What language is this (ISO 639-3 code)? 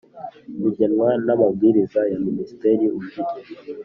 kin